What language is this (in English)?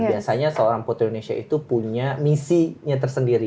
Indonesian